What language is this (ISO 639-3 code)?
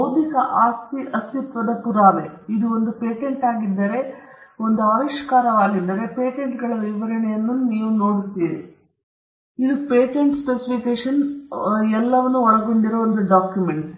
kan